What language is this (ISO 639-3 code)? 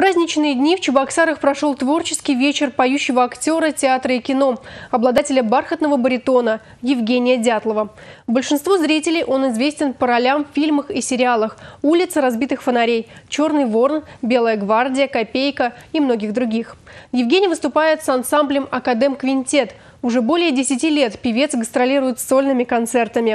rus